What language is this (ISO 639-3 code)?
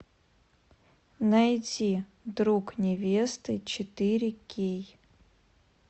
rus